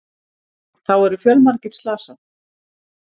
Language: Icelandic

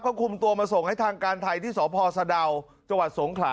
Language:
Thai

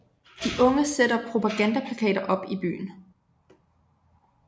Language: Danish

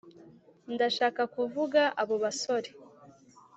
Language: Kinyarwanda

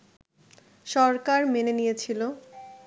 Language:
Bangla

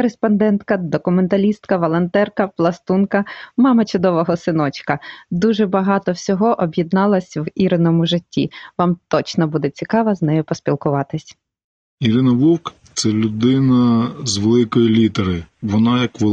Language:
Ukrainian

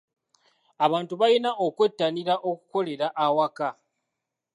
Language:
Ganda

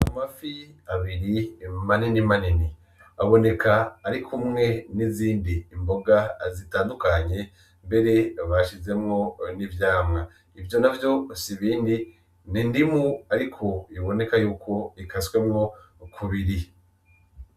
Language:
Rundi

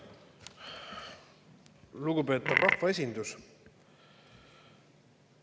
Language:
Estonian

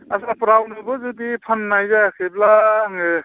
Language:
Bodo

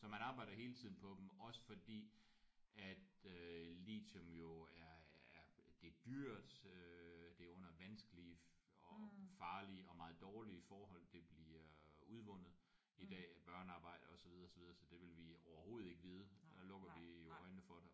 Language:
Danish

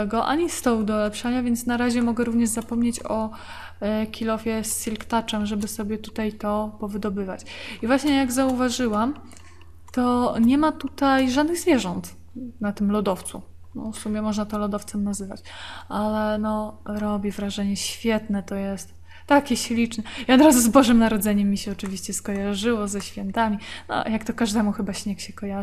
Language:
Polish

